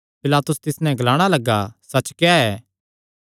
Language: Kangri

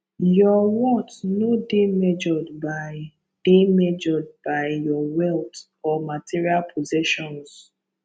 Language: Nigerian Pidgin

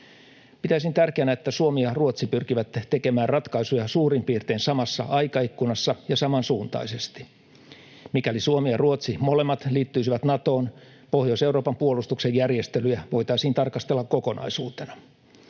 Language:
Finnish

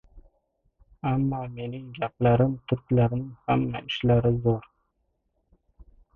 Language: Uzbek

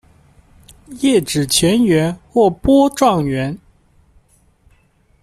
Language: Chinese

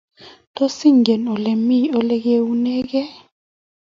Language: Kalenjin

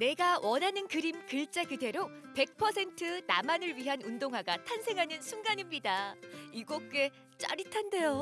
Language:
Korean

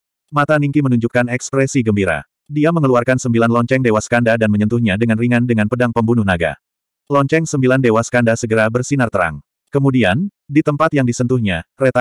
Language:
Indonesian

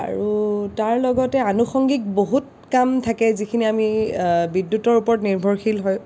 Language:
Assamese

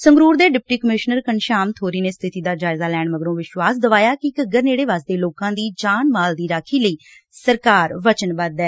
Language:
Punjabi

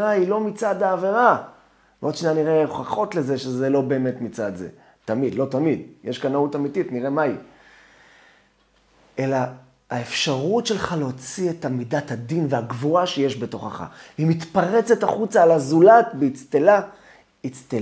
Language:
Hebrew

